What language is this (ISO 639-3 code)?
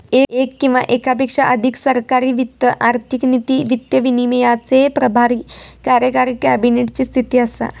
mar